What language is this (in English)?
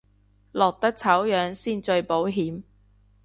Cantonese